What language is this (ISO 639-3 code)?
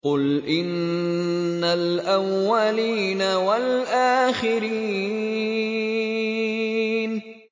ara